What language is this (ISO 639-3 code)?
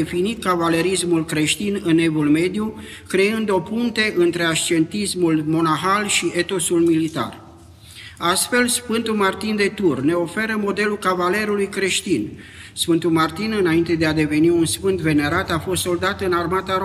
ron